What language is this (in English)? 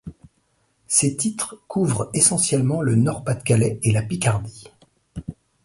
French